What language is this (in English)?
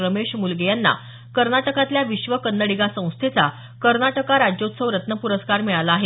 Marathi